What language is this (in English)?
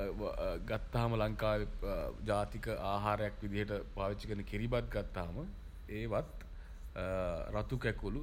Sinhala